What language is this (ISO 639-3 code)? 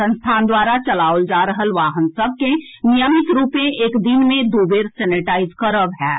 mai